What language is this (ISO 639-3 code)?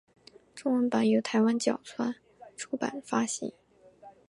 zho